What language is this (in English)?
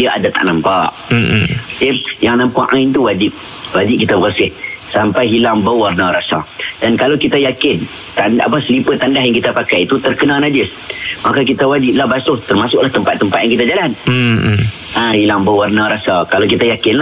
Malay